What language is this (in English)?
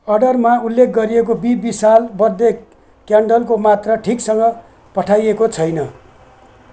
Nepali